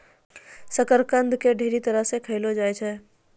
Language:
Maithili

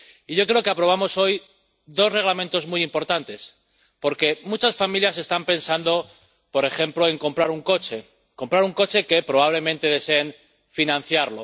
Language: Spanish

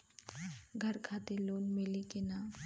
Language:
Bhojpuri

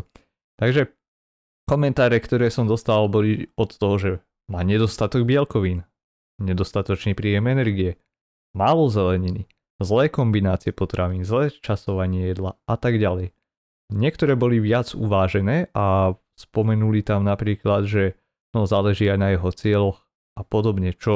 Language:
Slovak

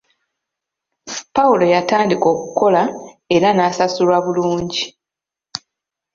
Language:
Ganda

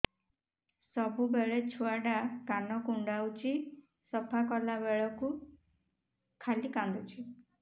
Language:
Odia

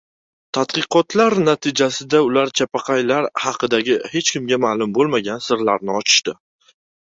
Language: Uzbek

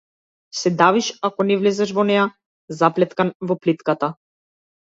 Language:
Macedonian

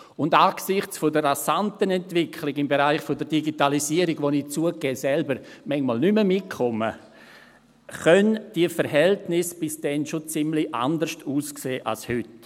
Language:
Swiss German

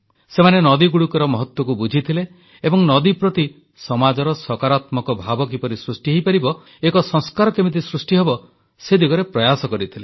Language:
Odia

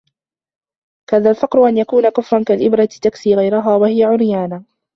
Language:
Arabic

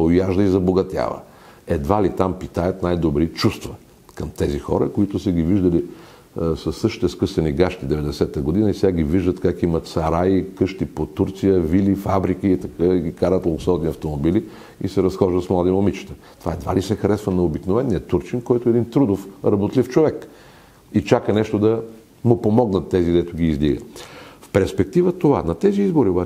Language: Bulgarian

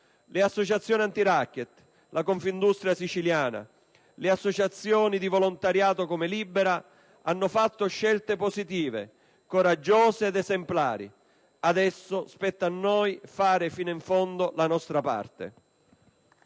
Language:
Italian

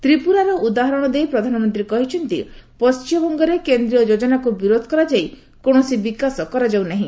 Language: Odia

